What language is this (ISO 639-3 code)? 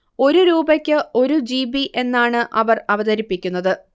mal